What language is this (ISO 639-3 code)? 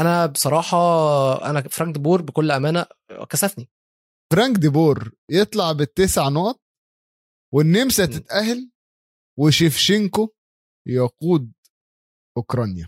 ara